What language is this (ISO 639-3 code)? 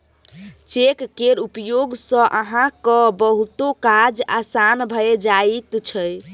mai